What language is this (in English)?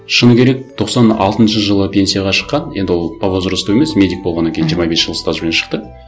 Kazakh